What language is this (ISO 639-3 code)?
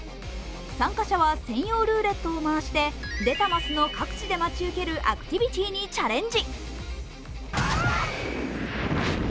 jpn